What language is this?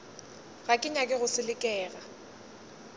Northern Sotho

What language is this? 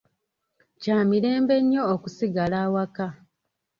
Ganda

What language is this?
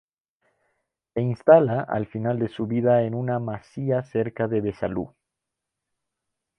Spanish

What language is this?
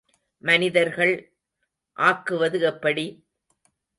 Tamil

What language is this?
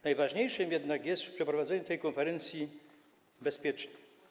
Polish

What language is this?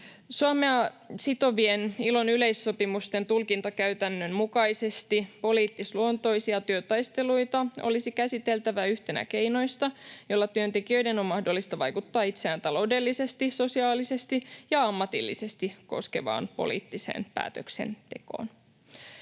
Finnish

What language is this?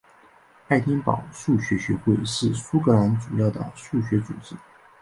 Chinese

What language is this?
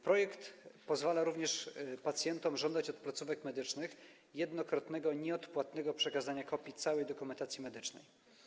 Polish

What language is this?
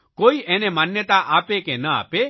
Gujarati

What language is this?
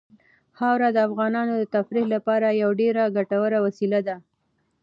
Pashto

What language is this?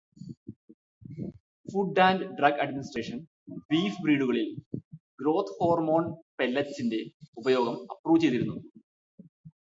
Malayalam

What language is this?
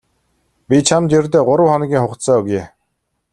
Mongolian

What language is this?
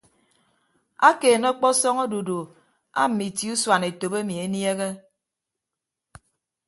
Ibibio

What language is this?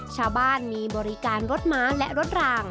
Thai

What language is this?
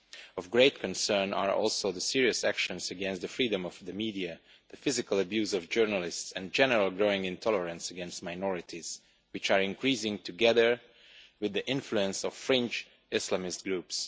English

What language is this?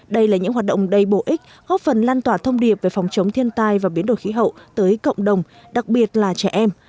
Vietnamese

